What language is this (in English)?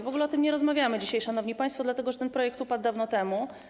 Polish